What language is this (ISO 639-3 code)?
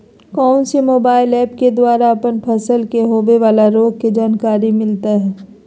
mag